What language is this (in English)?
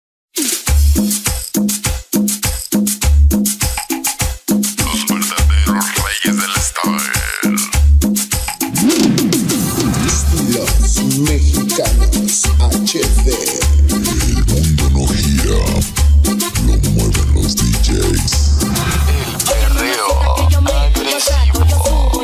Turkish